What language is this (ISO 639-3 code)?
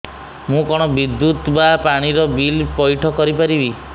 ori